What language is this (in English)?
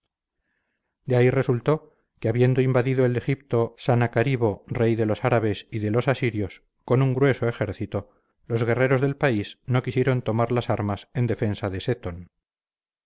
Spanish